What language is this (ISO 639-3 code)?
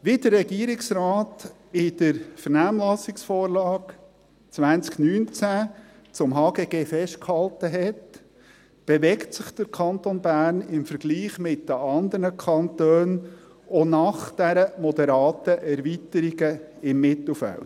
gsw